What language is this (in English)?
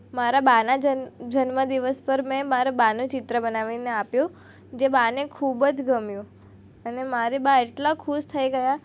Gujarati